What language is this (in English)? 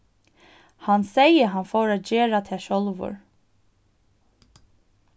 Faroese